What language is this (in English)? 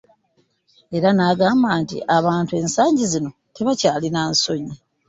Ganda